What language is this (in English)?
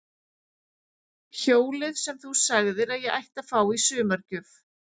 Icelandic